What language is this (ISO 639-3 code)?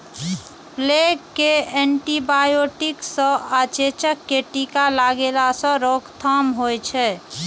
mai